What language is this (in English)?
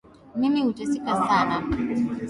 Swahili